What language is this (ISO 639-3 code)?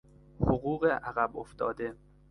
fas